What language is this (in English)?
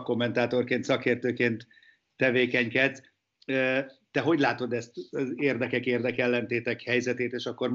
Hungarian